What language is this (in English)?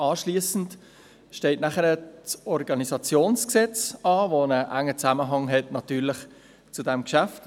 Swiss German